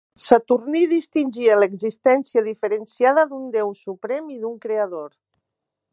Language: Catalan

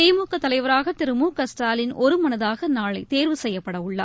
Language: Tamil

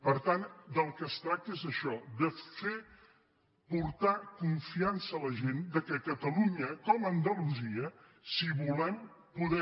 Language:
Catalan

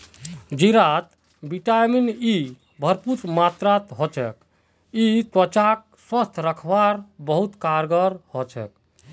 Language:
Magahi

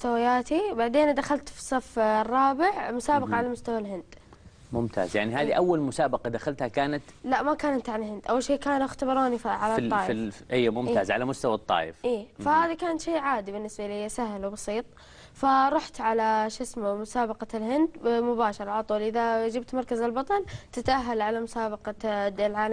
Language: Arabic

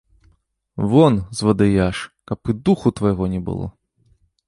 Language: Belarusian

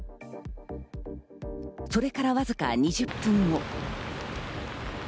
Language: Japanese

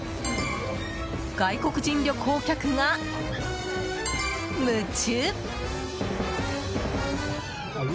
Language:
Japanese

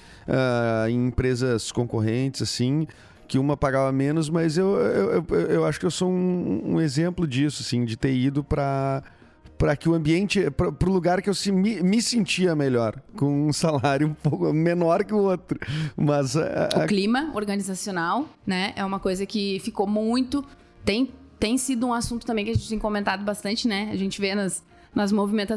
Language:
Portuguese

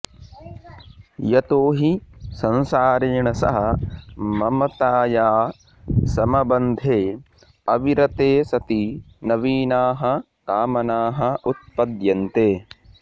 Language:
Sanskrit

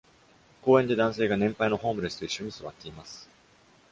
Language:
Japanese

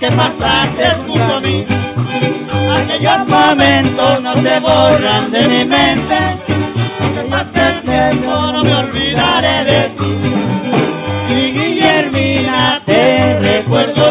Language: Spanish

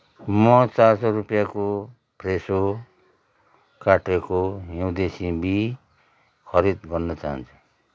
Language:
Nepali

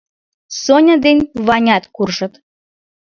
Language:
Mari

